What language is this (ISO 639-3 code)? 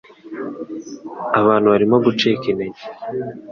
kin